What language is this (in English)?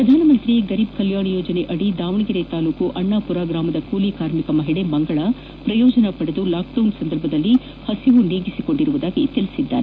Kannada